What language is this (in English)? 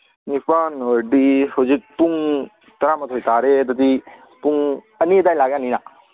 Manipuri